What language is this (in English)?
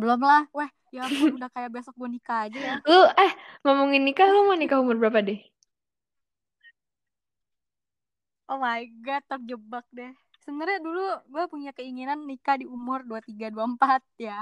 Indonesian